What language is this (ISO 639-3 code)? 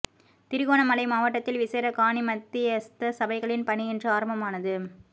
tam